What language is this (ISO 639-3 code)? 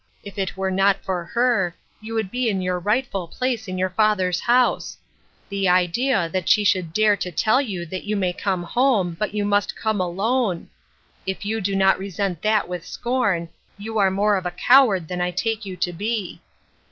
eng